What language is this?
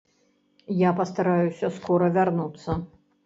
Belarusian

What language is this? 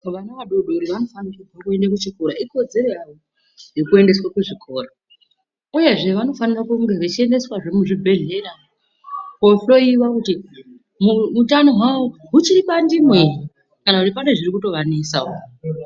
Ndau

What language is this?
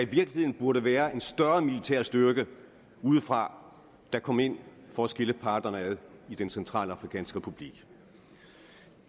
Danish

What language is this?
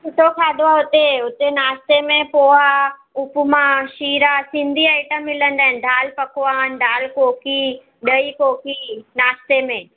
Sindhi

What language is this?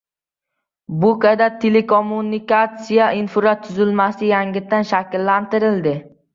Uzbek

